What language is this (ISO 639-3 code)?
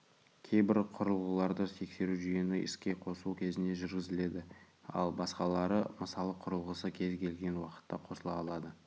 kaz